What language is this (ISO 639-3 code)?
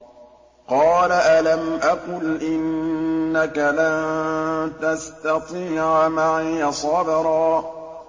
ara